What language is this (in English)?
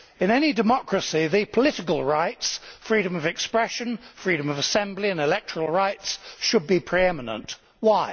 English